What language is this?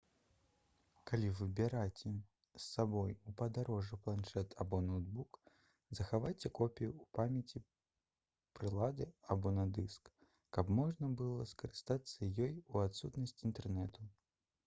Belarusian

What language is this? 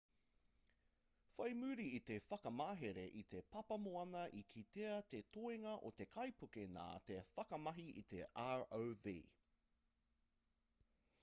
Māori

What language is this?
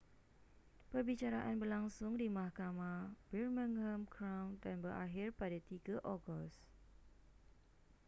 Malay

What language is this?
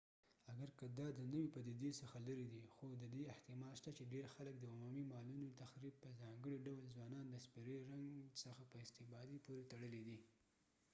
Pashto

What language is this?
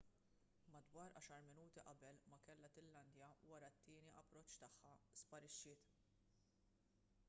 Maltese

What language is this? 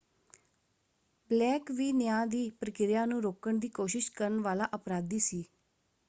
Punjabi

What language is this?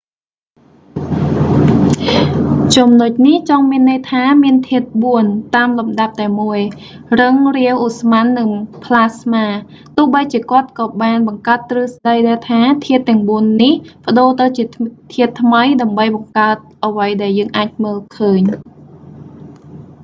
Khmer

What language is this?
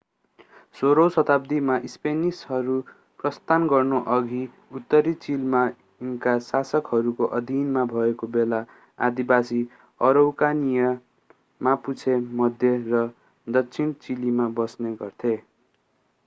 Nepali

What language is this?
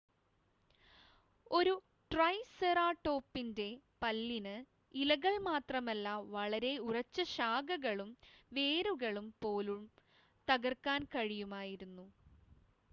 Malayalam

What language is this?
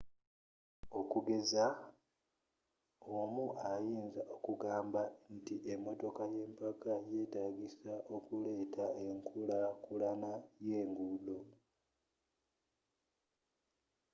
Ganda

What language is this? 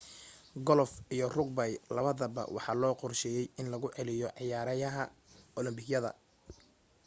Somali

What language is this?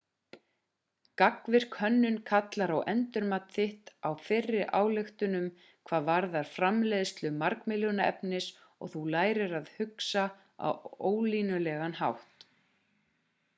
Icelandic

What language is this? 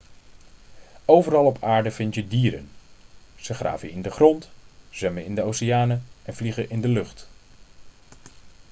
Dutch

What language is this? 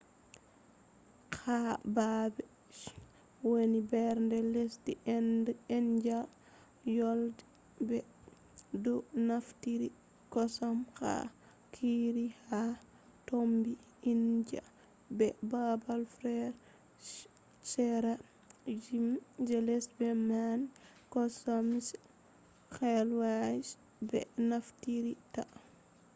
Fula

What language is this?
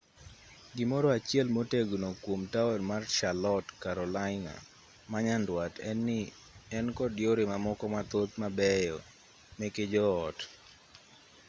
Luo (Kenya and Tanzania)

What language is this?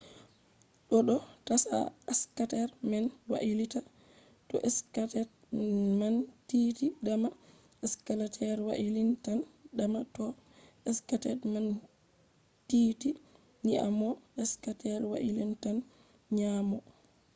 Fula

